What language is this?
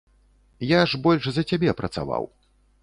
Belarusian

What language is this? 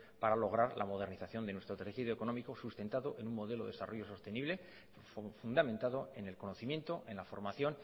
Spanish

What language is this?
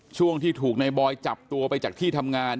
Thai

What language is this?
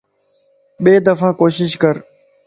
Lasi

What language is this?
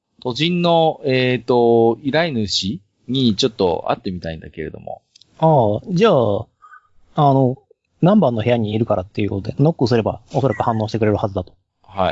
Japanese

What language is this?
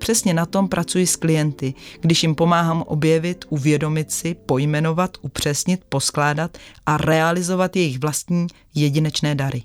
Czech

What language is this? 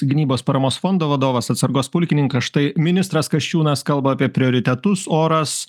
Lithuanian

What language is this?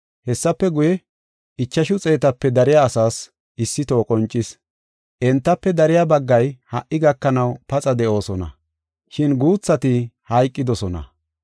Gofa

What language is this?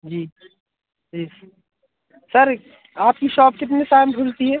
Hindi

